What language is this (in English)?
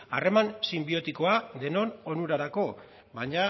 Basque